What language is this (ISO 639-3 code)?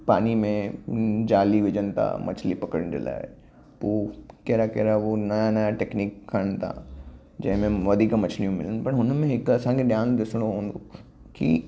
snd